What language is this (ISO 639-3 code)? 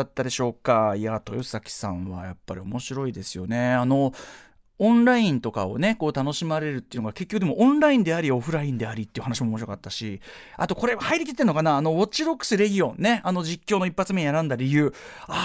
jpn